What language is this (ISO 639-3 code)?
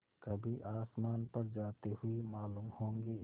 hin